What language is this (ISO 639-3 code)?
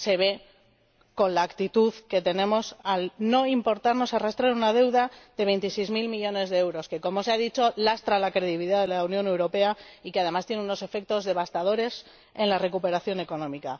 spa